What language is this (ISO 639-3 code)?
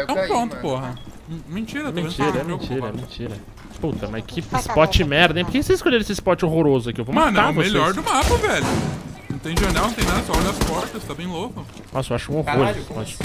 por